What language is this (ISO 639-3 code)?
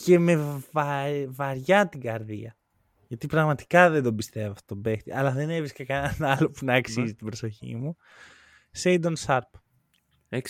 ell